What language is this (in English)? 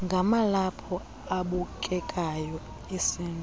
Xhosa